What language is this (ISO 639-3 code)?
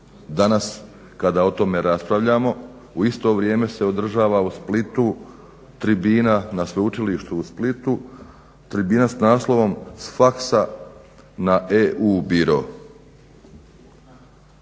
hrv